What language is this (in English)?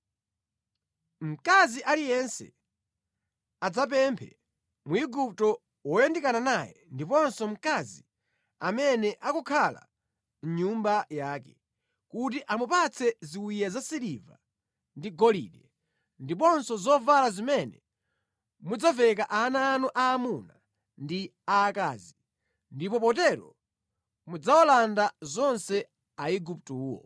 Nyanja